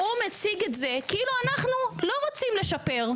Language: Hebrew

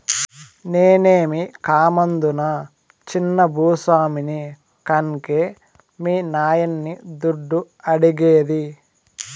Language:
Telugu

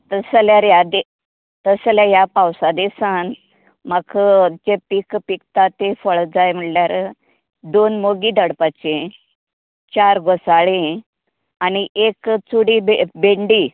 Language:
Konkani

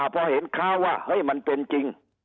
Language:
Thai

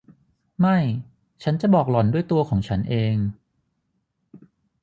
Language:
Thai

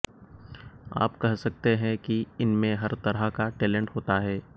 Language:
Hindi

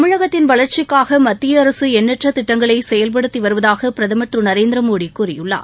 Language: Tamil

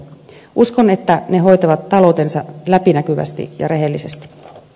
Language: Finnish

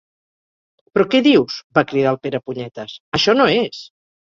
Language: Catalan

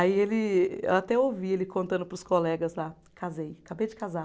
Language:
Portuguese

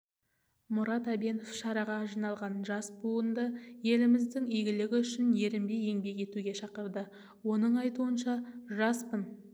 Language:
Kazakh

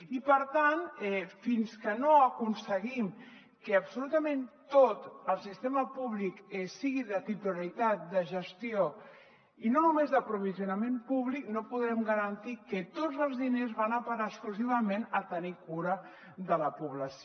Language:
Catalan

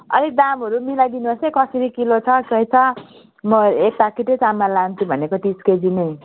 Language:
Nepali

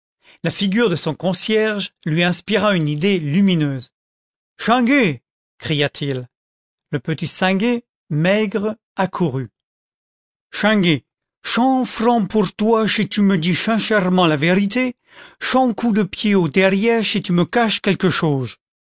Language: French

